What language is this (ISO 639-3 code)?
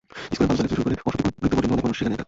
ben